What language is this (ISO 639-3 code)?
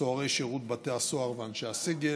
heb